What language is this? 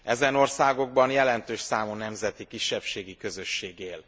Hungarian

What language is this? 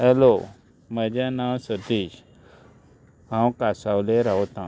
Konkani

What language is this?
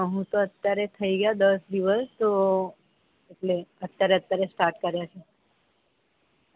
Gujarati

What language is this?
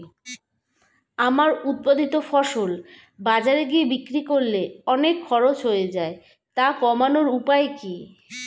Bangla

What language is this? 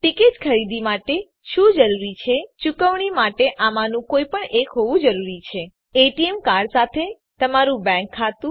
Gujarati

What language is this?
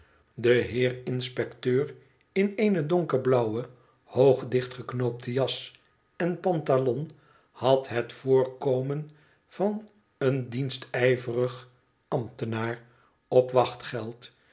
Dutch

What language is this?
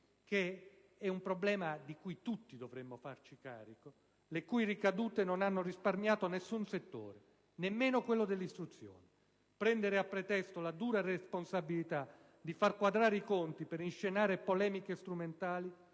Italian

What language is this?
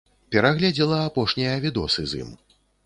Belarusian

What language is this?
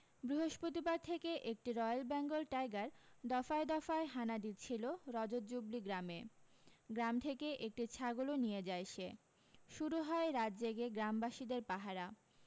Bangla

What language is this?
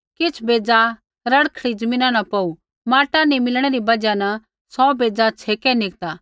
Kullu Pahari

